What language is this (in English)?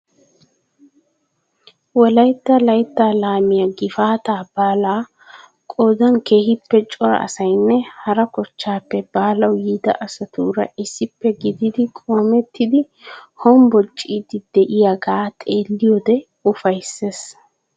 Wolaytta